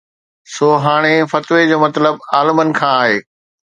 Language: Sindhi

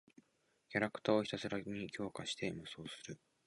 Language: Japanese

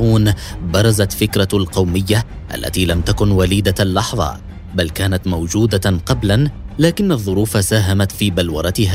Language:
Arabic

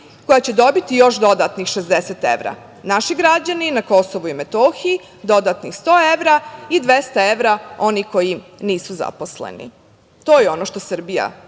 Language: Serbian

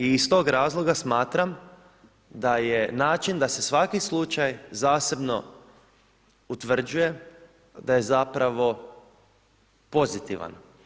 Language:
Croatian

